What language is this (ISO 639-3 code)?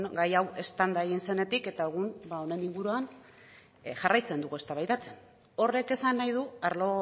eus